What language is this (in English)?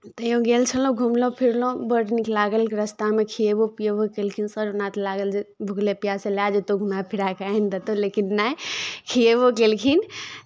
Maithili